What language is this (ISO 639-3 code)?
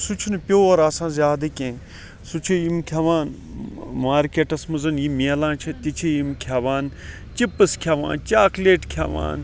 kas